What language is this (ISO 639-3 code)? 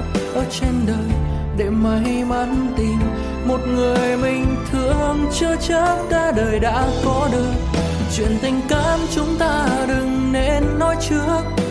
vie